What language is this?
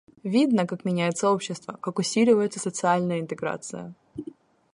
Russian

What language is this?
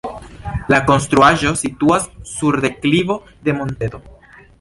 Esperanto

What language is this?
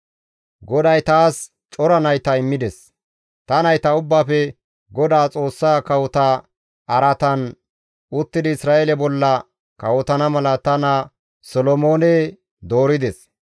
Gamo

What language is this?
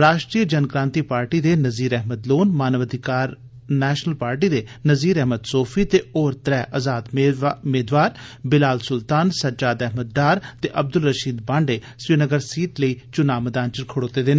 Dogri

